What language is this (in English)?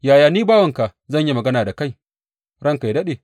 Hausa